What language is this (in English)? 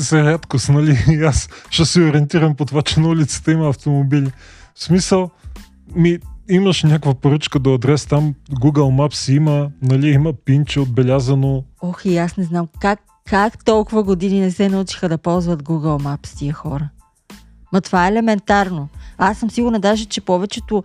Bulgarian